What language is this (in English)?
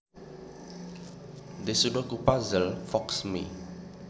Javanese